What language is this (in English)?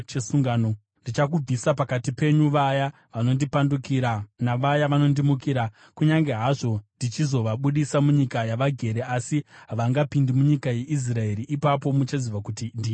Shona